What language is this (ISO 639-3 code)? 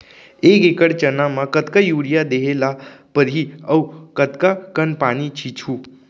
hne